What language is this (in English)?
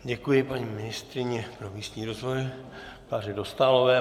Czech